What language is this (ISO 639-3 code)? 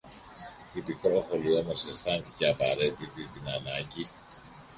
ell